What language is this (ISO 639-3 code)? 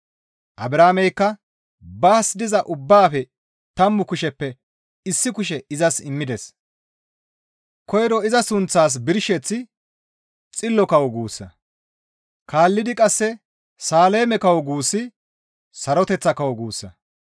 gmv